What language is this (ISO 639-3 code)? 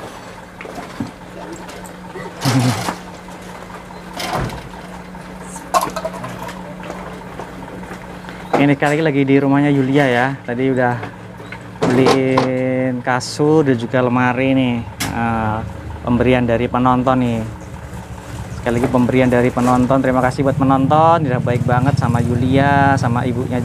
ind